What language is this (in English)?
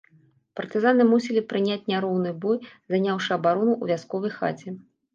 Belarusian